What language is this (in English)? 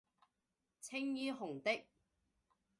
Cantonese